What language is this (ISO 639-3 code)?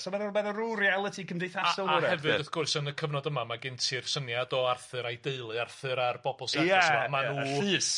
cym